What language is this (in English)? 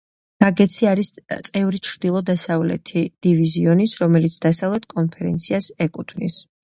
Georgian